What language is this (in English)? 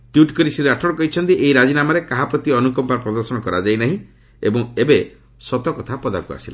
Odia